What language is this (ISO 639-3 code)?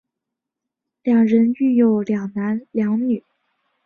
zho